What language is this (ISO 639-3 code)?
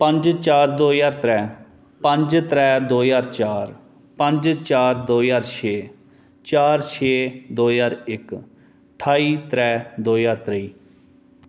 doi